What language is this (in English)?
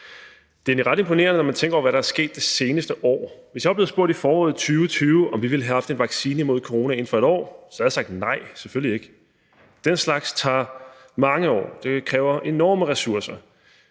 Danish